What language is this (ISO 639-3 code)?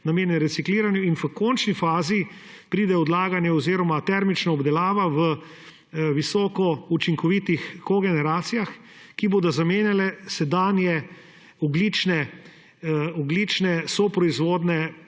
slv